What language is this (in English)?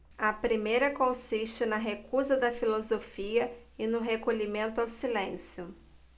Portuguese